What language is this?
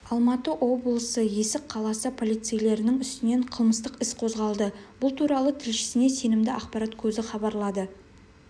Kazakh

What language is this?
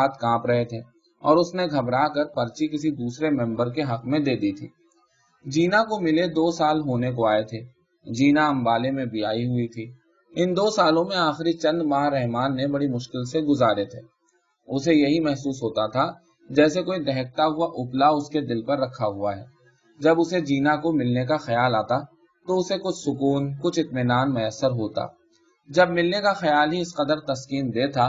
Urdu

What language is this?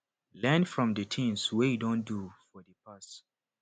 Nigerian Pidgin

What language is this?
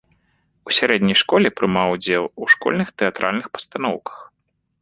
Belarusian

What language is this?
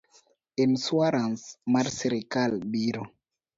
Luo (Kenya and Tanzania)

